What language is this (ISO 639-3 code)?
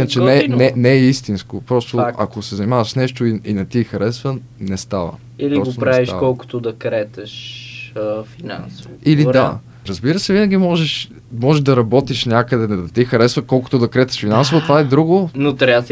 bul